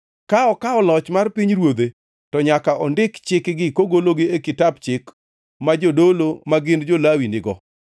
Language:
Luo (Kenya and Tanzania)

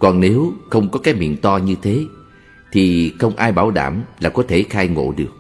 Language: Vietnamese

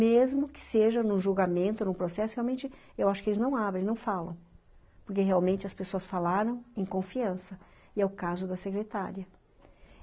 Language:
Portuguese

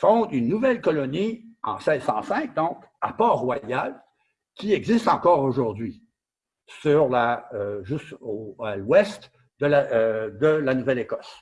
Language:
French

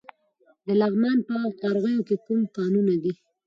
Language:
Pashto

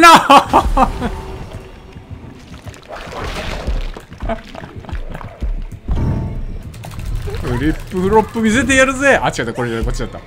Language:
Japanese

